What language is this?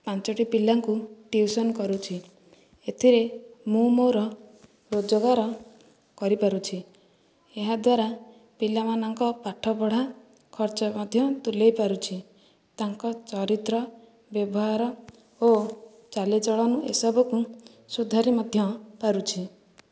Odia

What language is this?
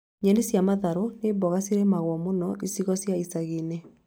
Kikuyu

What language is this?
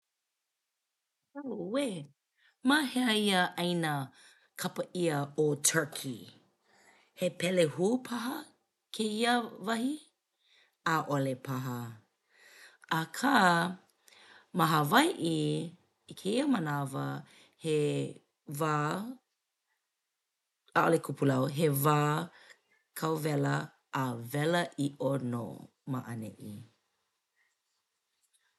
Hawaiian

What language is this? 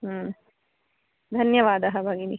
Sanskrit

